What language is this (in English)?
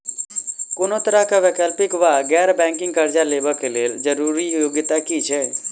Maithili